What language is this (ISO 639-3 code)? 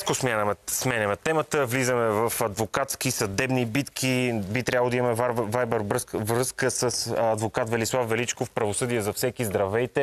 bul